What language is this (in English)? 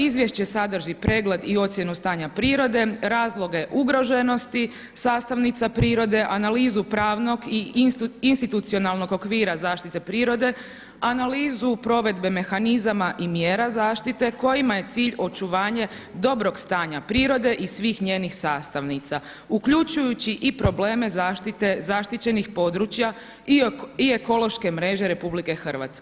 Croatian